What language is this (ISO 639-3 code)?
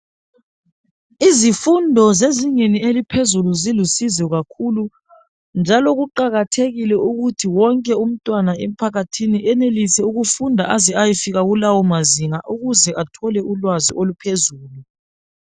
nde